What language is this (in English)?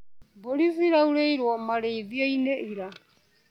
Kikuyu